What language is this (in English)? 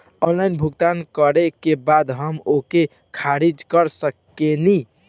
Bhojpuri